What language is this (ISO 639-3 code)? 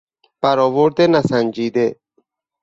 fas